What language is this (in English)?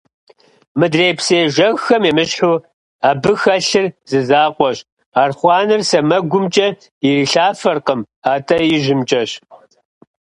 Kabardian